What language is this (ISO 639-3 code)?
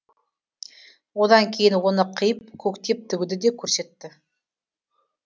kaz